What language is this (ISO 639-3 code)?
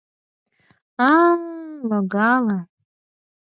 chm